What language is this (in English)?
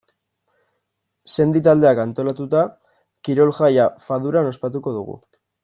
Basque